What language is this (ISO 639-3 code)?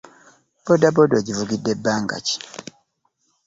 lug